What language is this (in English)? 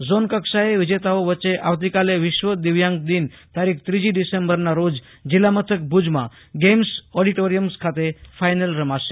Gujarati